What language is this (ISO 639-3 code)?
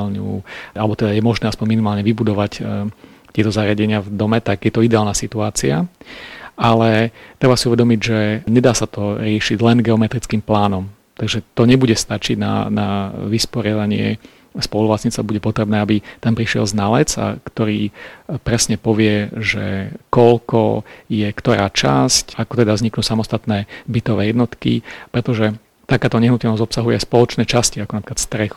slk